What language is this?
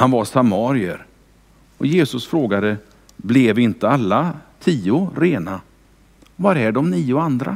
Swedish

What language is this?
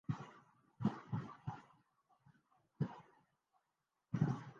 Urdu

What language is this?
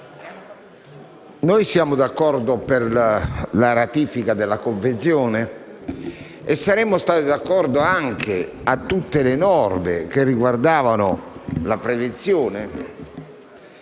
Italian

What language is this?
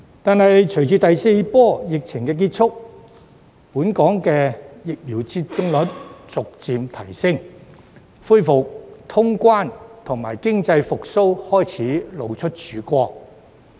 Cantonese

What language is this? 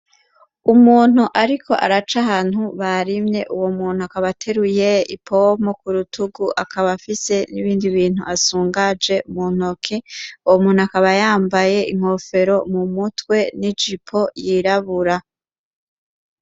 Rundi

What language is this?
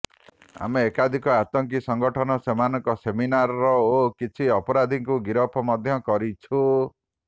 Odia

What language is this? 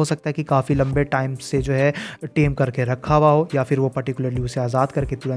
Hindi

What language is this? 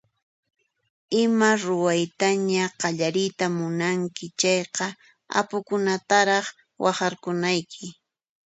Puno Quechua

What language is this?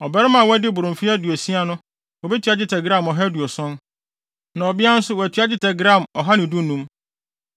Akan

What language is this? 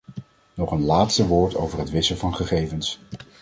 Dutch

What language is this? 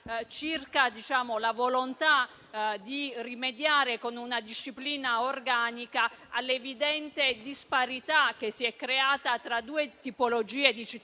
Italian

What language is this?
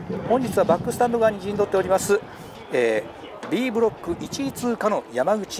Japanese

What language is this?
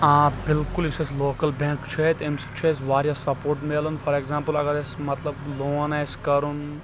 Kashmiri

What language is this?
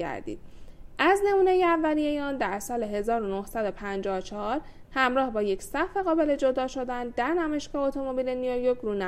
Persian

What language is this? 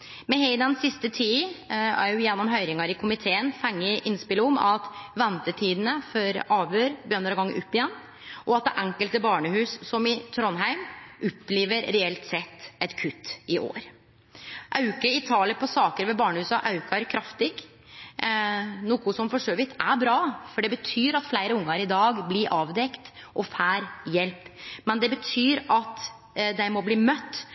Norwegian Nynorsk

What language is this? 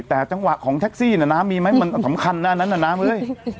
Thai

